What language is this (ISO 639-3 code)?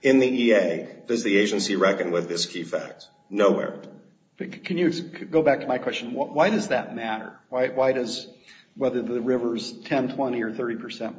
eng